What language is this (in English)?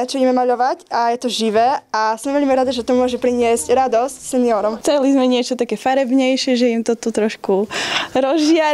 Slovak